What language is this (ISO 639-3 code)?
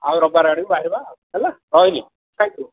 ori